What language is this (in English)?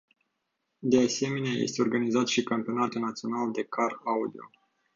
Romanian